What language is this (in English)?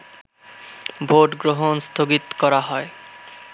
Bangla